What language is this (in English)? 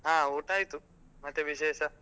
Kannada